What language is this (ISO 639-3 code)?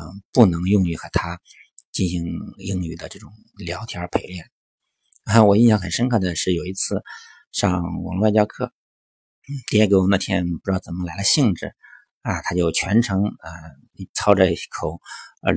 zho